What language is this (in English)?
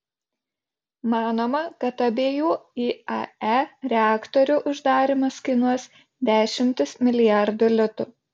Lithuanian